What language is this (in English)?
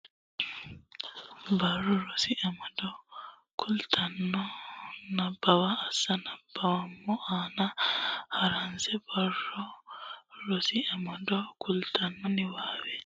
Sidamo